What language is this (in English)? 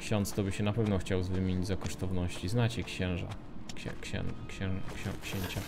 Polish